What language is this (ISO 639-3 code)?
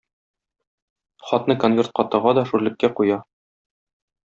tat